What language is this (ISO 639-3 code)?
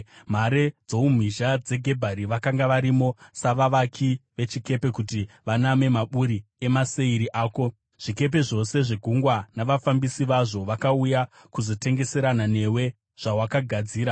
sna